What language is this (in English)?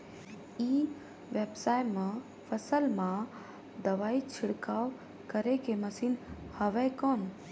Chhattisgarhi